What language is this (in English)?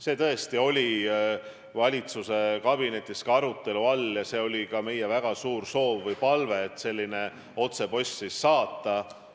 Estonian